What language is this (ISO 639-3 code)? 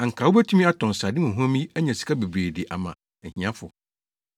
aka